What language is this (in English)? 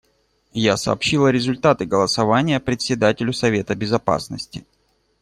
Russian